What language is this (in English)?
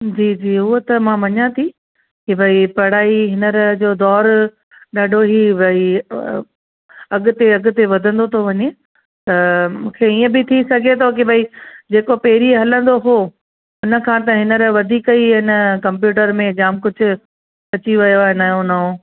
Sindhi